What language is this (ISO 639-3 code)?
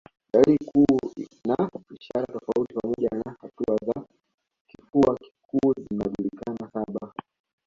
swa